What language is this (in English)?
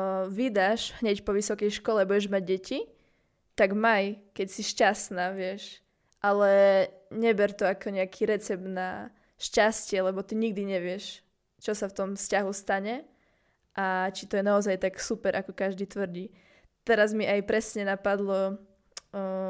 Slovak